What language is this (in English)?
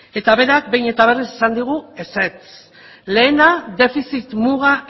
Basque